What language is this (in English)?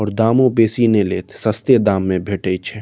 Maithili